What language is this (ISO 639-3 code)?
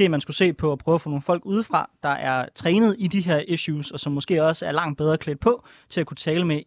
dan